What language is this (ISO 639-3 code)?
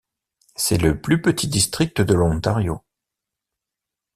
fra